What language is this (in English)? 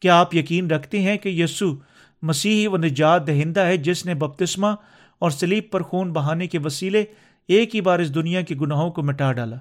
Urdu